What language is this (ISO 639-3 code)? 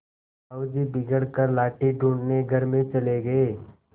hin